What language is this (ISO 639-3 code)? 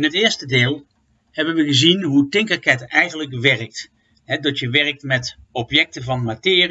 nld